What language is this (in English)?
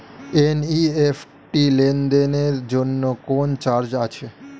Bangla